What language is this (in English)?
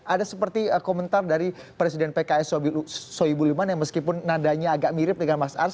Indonesian